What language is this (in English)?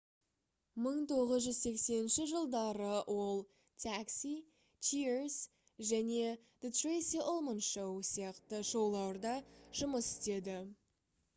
Kazakh